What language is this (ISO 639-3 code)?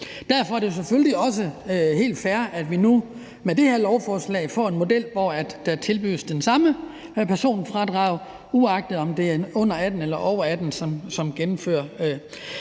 dan